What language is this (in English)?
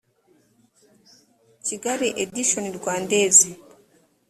Kinyarwanda